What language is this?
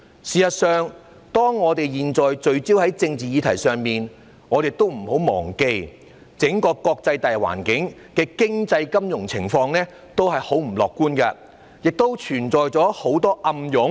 Cantonese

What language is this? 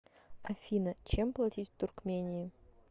Russian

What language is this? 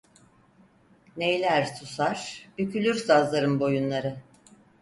Turkish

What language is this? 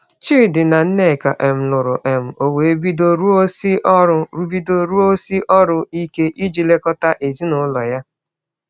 Igbo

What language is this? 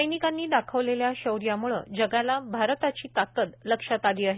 Marathi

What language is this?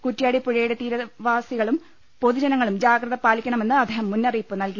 Malayalam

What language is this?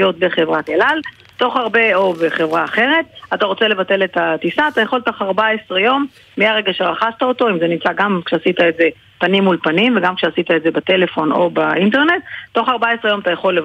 Hebrew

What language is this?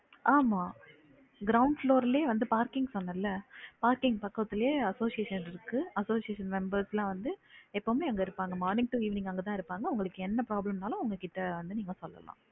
Tamil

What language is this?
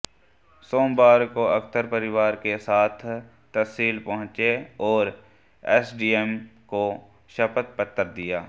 Hindi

